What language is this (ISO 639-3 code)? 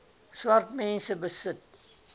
afr